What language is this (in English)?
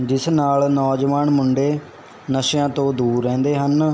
Punjabi